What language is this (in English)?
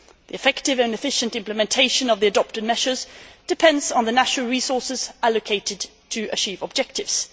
English